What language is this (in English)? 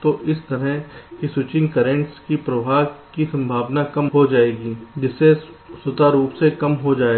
Hindi